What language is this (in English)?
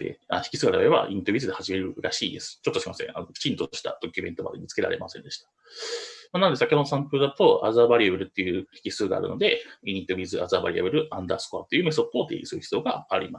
Japanese